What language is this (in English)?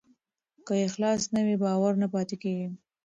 Pashto